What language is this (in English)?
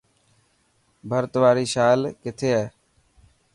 Dhatki